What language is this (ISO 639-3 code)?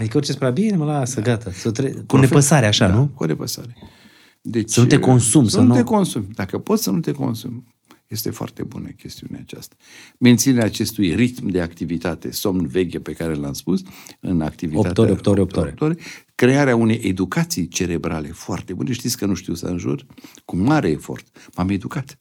ron